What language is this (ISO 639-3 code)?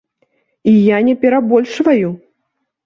bel